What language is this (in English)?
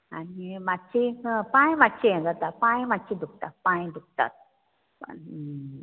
Konkani